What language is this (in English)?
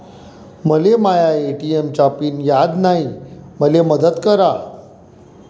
Marathi